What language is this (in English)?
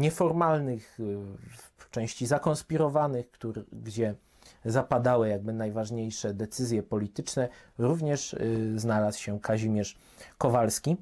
Polish